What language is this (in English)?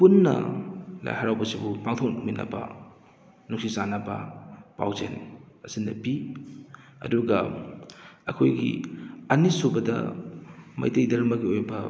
Manipuri